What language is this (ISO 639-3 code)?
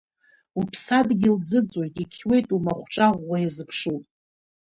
abk